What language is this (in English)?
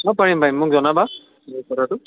Assamese